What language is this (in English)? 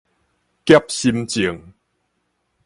Min Nan Chinese